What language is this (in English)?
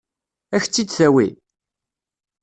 Kabyle